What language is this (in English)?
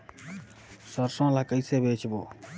Chhattisgarhi